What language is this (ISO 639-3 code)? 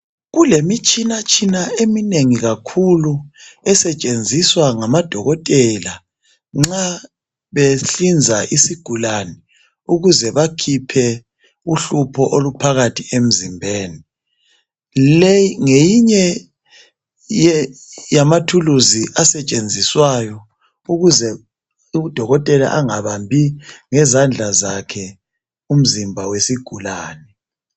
nde